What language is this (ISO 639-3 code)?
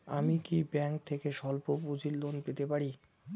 ben